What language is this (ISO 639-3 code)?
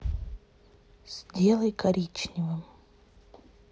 rus